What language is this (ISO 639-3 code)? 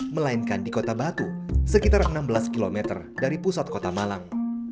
ind